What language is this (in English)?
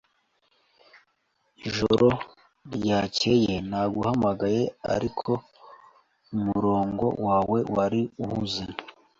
Kinyarwanda